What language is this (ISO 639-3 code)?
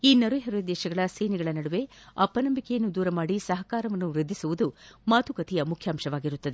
kan